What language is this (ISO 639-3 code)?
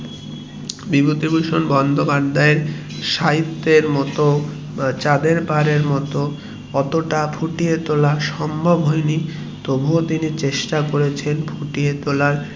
ben